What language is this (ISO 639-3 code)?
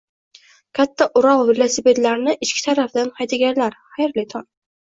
uzb